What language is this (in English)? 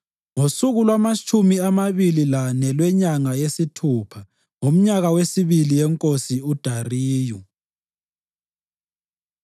North Ndebele